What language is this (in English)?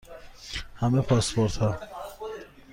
Persian